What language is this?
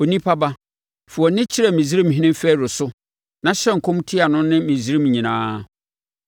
Akan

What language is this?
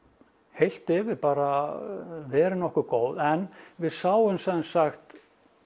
Icelandic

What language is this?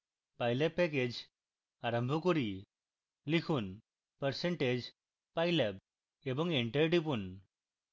Bangla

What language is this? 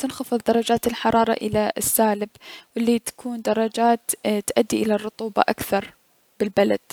Mesopotamian Arabic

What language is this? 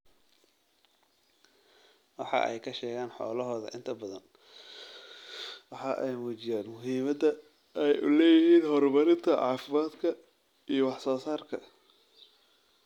Somali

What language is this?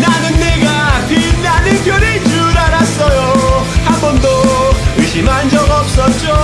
Italian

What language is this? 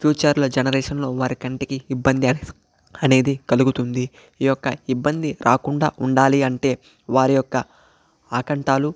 Telugu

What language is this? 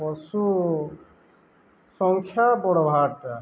Odia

